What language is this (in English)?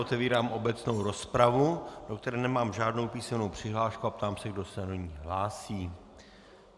Czech